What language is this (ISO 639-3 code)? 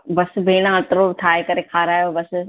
snd